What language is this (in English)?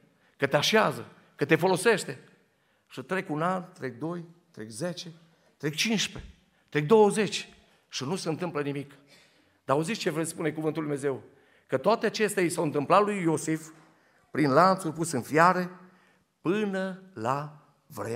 Romanian